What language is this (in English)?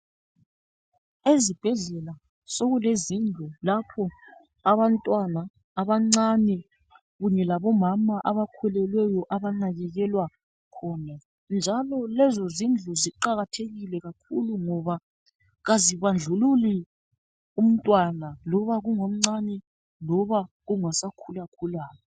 North Ndebele